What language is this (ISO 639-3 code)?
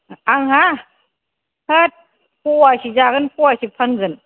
brx